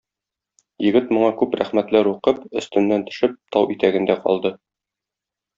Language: Tatar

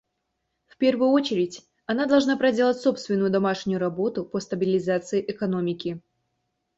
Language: Russian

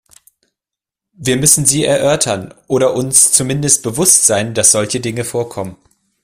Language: German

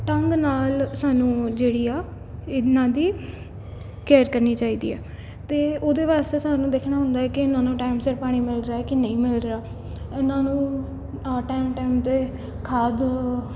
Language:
Punjabi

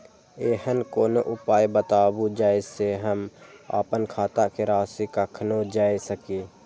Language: Maithili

